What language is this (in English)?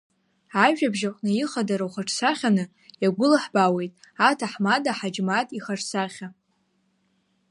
Abkhazian